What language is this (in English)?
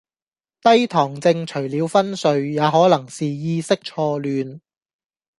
Cantonese